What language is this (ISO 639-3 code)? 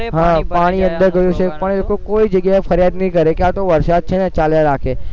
guj